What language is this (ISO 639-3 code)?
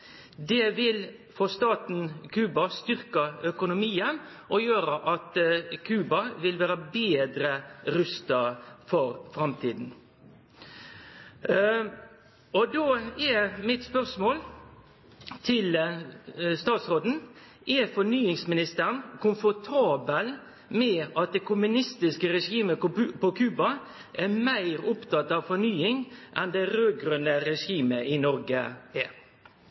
nno